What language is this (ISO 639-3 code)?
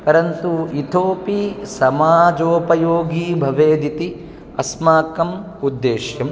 san